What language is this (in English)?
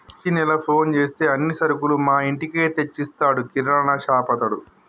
Telugu